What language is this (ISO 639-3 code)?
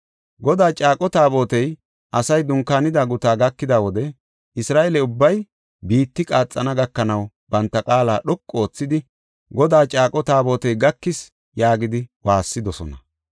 gof